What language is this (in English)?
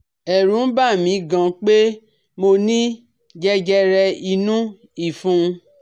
Yoruba